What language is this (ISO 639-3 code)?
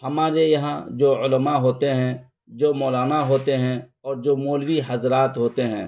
urd